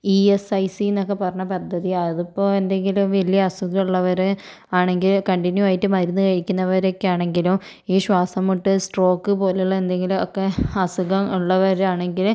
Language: Malayalam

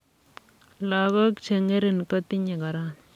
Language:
Kalenjin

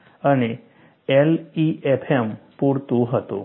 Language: Gujarati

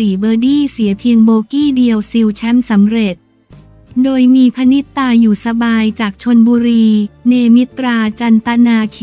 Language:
Thai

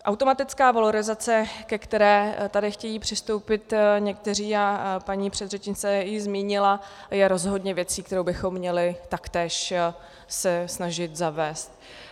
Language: Czech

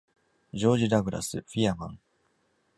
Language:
Japanese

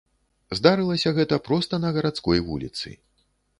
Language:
Belarusian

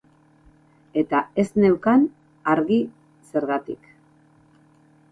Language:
Basque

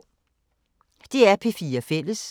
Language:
Danish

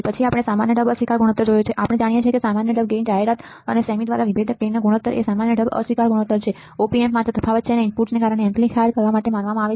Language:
Gujarati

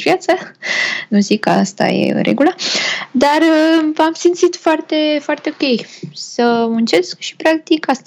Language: Romanian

